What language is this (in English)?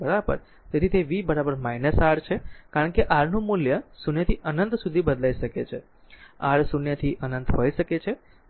Gujarati